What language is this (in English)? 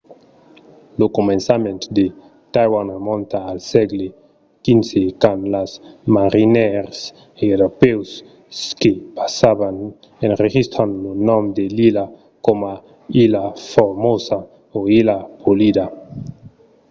Occitan